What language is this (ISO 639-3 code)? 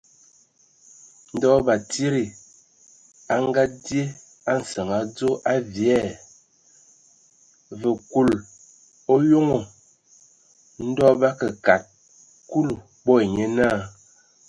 ewo